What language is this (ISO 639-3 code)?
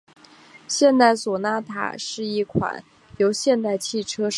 zho